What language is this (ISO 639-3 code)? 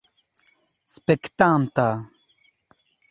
epo